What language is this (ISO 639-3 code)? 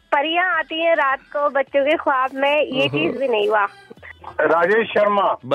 hin